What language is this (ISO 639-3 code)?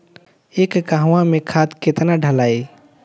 bho